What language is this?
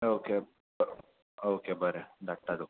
Konkani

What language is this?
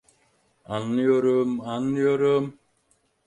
Turkish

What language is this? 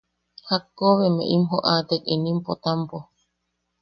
Yaqui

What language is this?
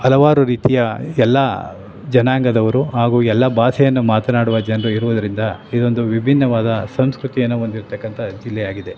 Kannada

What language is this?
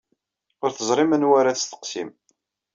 Kabyle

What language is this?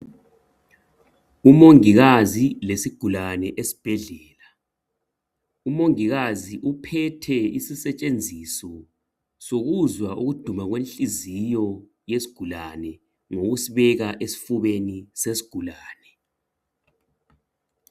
North Ndebele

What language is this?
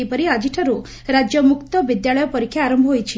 Odia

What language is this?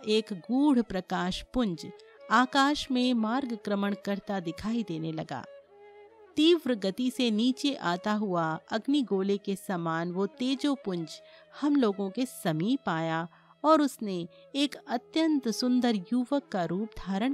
Hindi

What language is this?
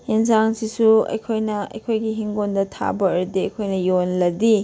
Manipuri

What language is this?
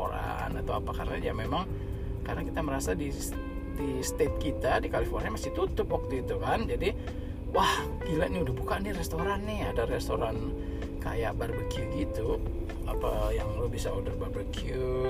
Indonesian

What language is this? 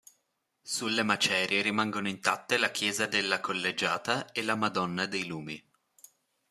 Italian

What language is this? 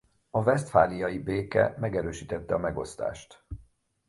Hungarian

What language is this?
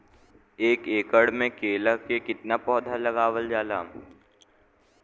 Bhojpuri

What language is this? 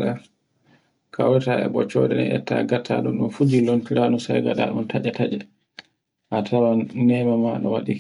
Borgu Fulfulde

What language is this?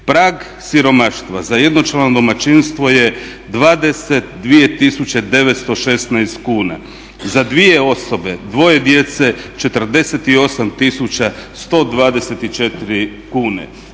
Croatian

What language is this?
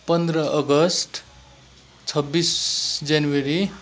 Nepali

